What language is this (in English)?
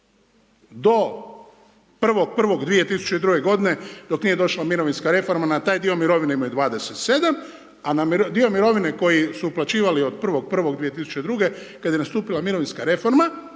Croatian